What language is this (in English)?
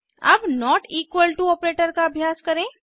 Hindi